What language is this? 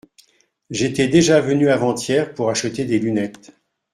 French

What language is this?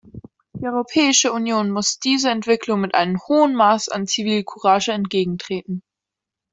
German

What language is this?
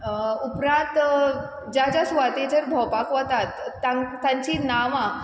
Konkani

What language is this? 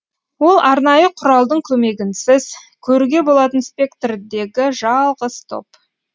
Kazakh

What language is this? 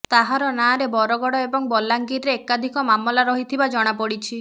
Odia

